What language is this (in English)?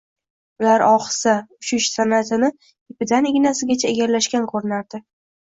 Uzbek